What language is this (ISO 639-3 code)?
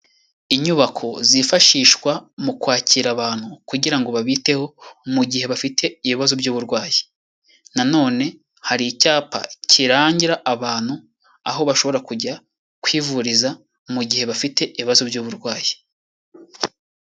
kin